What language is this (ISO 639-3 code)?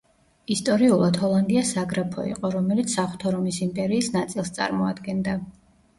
kat